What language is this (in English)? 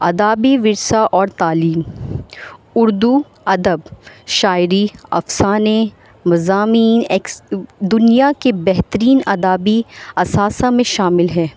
Urdu